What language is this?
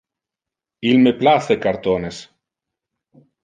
Interlingua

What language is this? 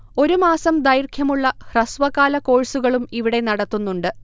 Malayalam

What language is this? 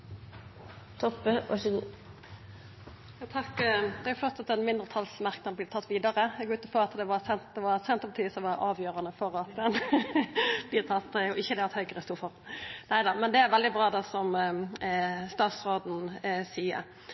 Norwegian Nynorsk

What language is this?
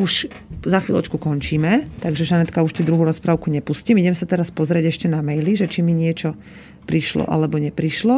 Slovak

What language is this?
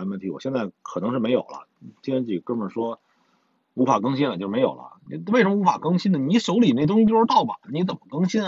Chinese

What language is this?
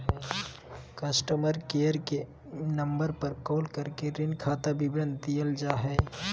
Magahi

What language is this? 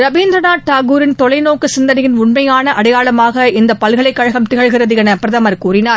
Tamil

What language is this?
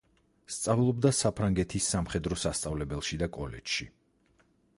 Georgian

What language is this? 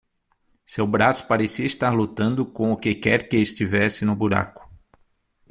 Portuguese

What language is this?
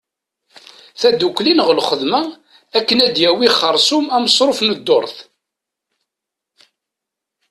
Kabyle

